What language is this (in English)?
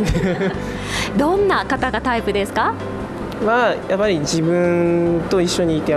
Japanese